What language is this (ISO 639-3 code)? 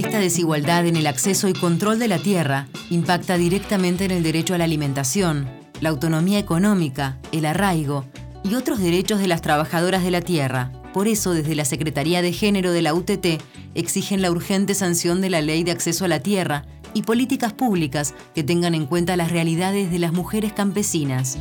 spa